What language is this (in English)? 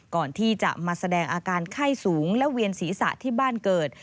Thai